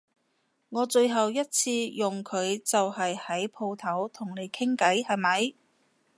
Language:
Cantonese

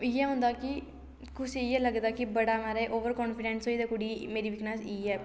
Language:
Dogri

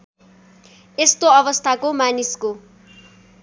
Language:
Nepali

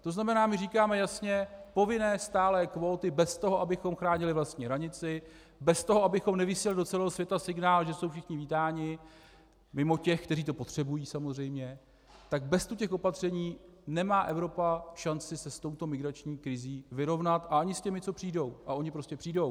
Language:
Czech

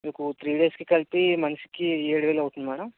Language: Telugu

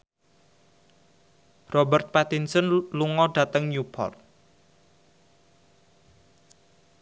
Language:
Javanese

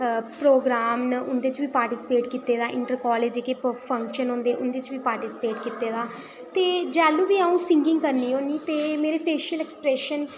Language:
Dogri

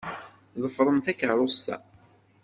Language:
Kabyle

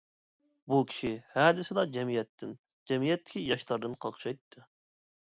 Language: Uyghur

